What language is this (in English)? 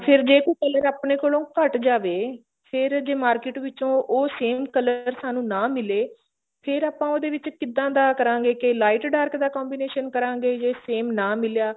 Punjabi